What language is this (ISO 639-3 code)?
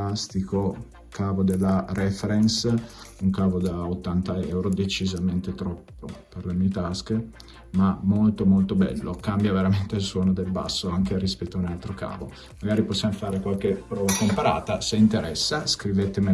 ita